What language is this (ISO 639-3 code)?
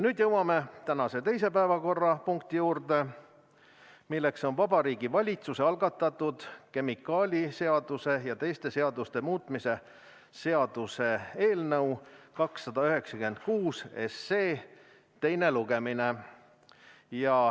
est